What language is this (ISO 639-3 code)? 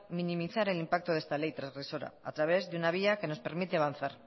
spa